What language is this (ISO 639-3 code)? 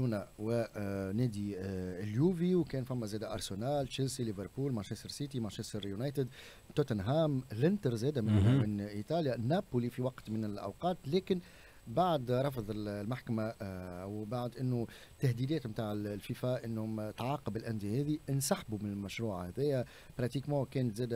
ara